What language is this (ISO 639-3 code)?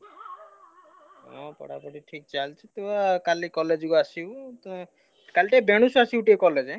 ori